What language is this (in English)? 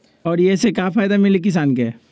Magahi